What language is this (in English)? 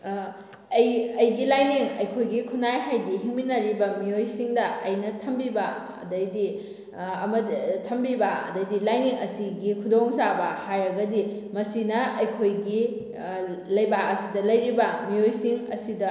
Manipuri